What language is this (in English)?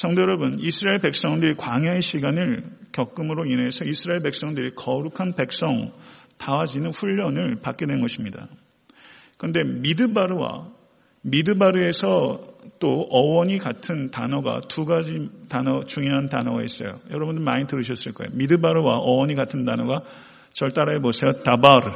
Korean